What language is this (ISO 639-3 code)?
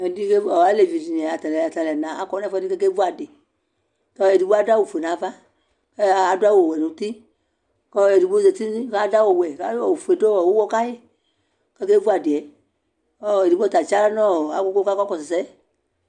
kpo